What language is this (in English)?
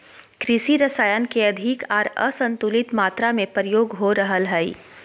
Magahi